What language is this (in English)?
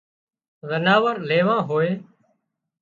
Wadiyara Koli